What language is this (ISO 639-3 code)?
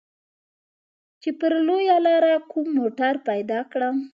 pus